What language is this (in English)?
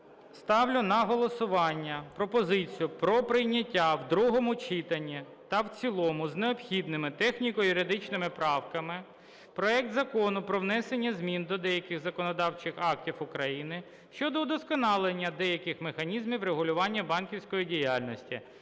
Ukrainian